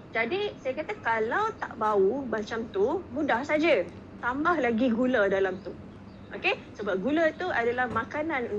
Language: Malay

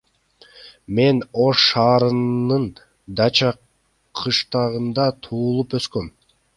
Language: Kyrgyz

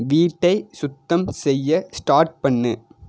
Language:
Tamil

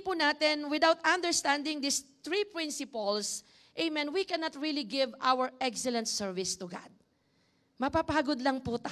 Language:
English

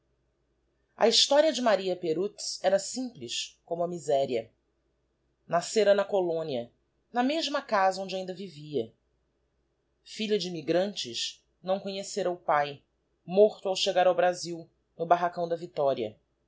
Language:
Portuguese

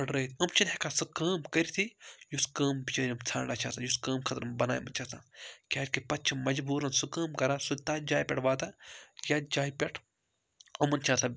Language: Kashmiri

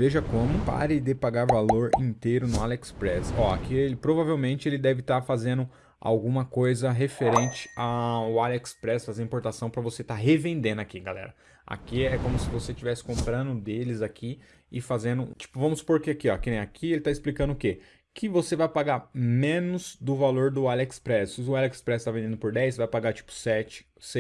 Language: Portuguese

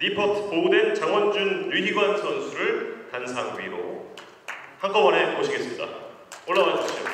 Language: Korean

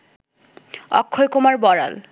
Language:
Bangla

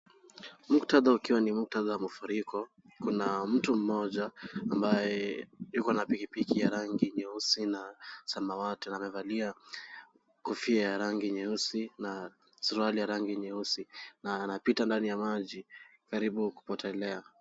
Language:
Swahili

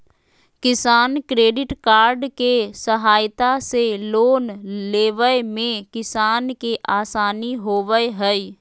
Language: Magahi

